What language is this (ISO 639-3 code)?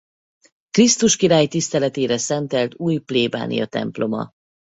hun